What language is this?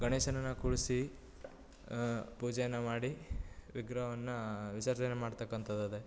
Kannada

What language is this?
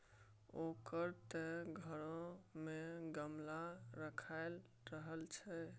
Maithili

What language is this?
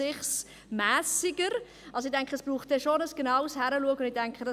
Swiss German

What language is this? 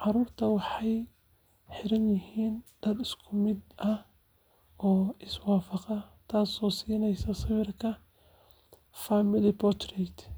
Somali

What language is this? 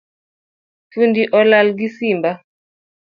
Luo (Kenya and Tanzania)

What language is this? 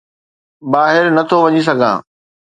Sindhi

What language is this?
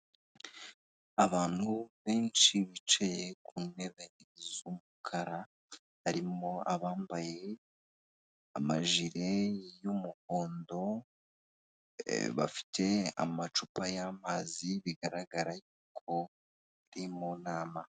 Kinyarwanda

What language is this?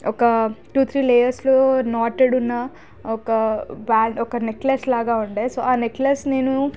Telugu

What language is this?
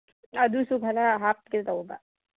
Manipuri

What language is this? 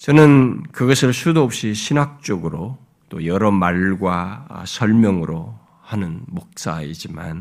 Korean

